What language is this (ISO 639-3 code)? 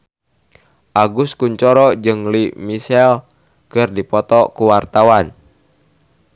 sun